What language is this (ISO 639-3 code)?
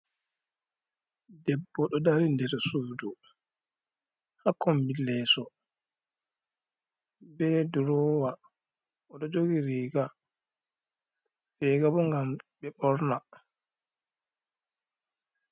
ful